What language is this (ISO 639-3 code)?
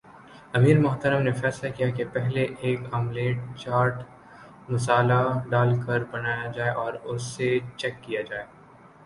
urd